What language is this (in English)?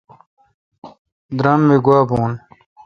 Kalkoti